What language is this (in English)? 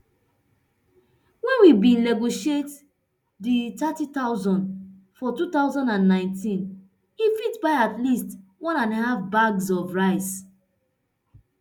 Nigerian Pidgin